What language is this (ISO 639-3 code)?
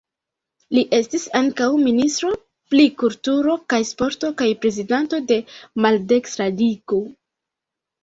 epo